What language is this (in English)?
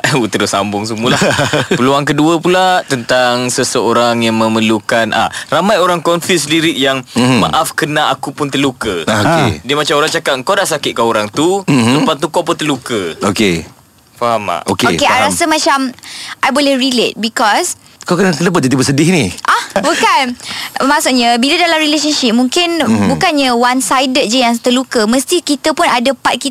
Malay